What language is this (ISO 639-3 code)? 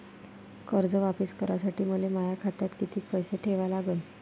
mar